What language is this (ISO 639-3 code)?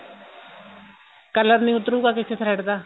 pan